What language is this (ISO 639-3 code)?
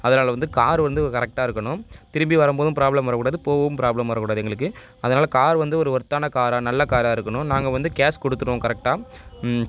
tam